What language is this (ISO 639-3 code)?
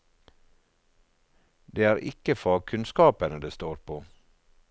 nor